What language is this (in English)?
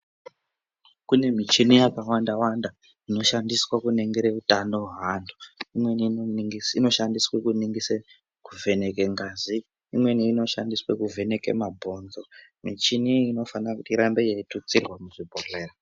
Ndau